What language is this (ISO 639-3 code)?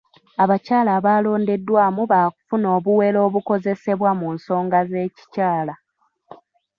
lug